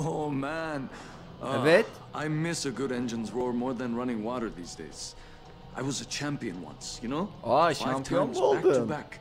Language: Turkish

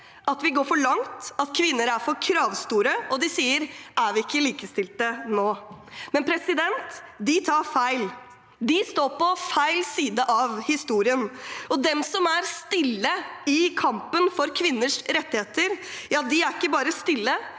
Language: Norwegian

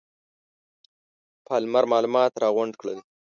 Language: Pashto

